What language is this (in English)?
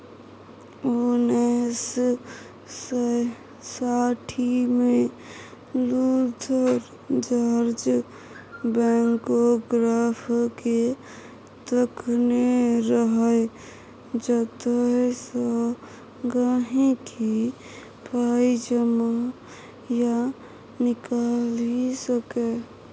Maithili